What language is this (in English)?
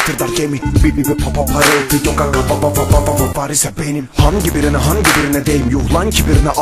Turkish